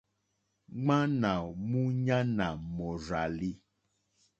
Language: Mokpwe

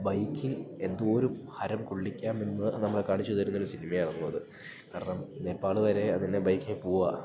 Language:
Malayalam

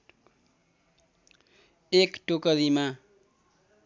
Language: Nepali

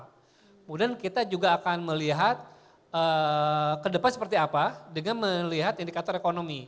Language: Indonesian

